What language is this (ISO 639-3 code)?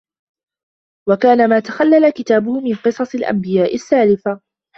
ara